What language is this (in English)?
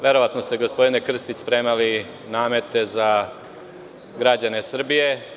Serbian